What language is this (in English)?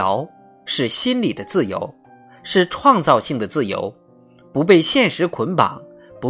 Chinese